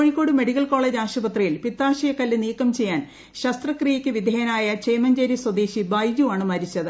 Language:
Malayalam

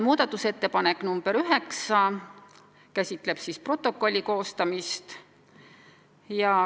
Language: Estonian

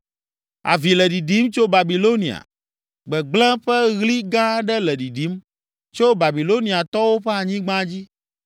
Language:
Ewe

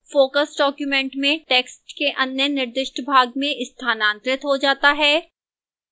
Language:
Hindi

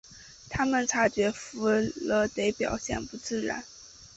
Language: Chinese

